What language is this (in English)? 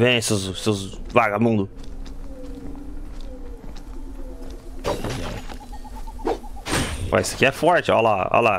Portuguese